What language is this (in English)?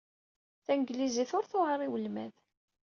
Kabyle